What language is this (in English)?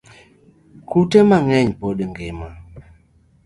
Luo (Kenya and Tanzania)